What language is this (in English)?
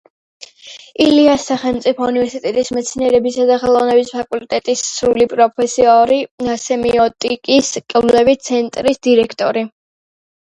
Georgian